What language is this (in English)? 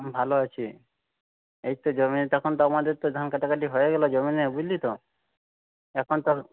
Bangla